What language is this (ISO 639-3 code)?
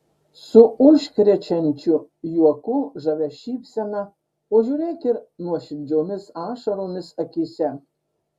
lit